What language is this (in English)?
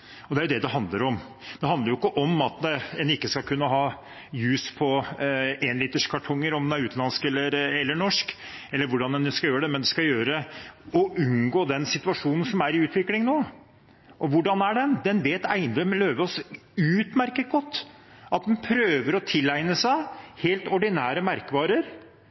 Norwegian Bokmål